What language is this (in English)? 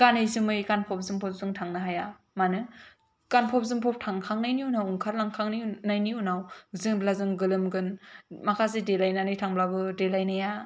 Bodo